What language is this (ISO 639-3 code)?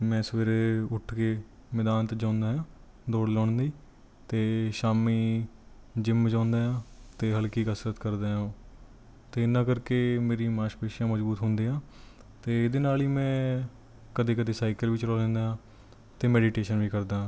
pan